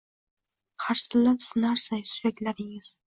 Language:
Uzbek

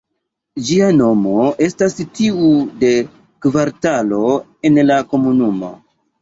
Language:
Esperanto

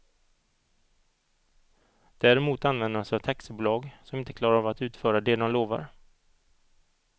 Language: Swedish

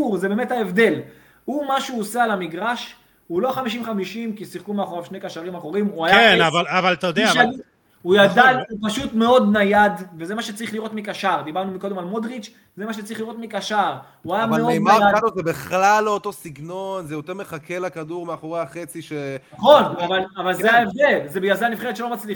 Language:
Hebrew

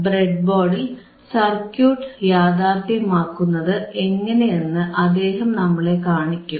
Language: Malayalam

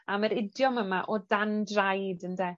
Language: Welsh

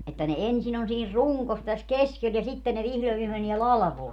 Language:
Finnish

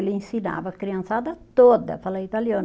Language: Portuguese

